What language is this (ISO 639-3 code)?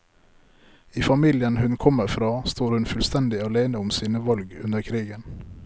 nor